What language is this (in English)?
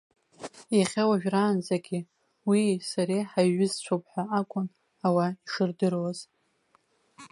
Abkhazian